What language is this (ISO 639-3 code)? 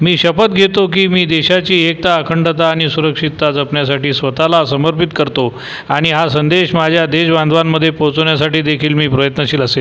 mar